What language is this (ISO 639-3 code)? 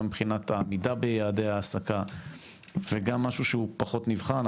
heb